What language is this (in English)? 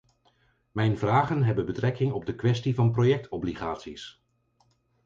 Dutch